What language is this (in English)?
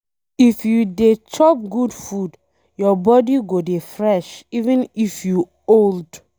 Nigerian Pidgin